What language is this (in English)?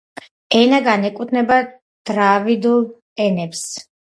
Georgian